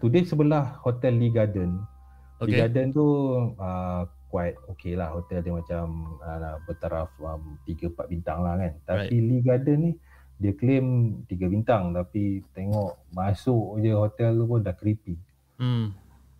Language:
Malay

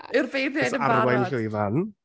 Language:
Welsh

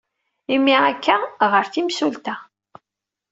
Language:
Kabyle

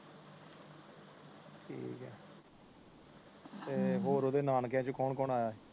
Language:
Punjabi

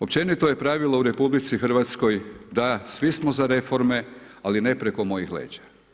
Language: Croatian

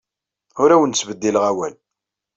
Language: Kabyle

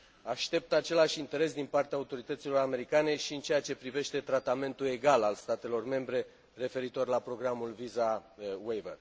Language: Romanian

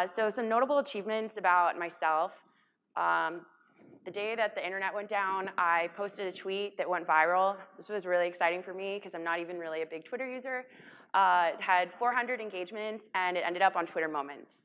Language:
English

